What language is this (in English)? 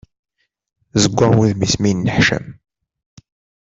Kabyle